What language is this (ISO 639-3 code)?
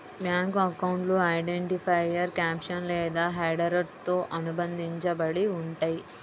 tel